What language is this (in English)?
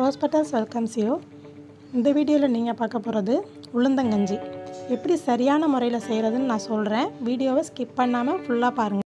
Tamil